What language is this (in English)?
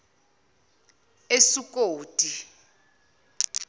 Zulu